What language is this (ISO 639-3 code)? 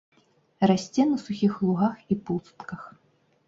bel